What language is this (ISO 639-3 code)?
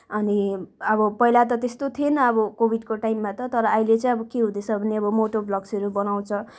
nep